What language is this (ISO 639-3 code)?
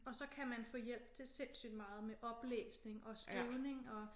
dan